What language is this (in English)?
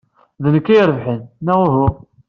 Kabyle